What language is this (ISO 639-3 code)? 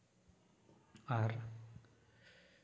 sat